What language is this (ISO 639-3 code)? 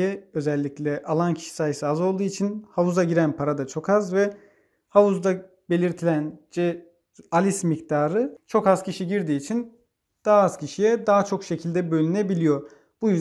tur